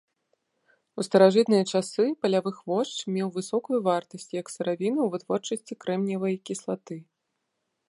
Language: Belarusian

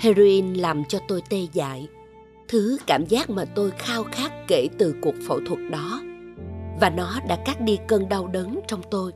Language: Vietnamese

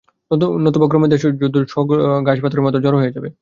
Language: Bangla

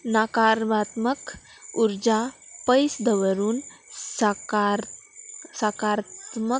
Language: Konkani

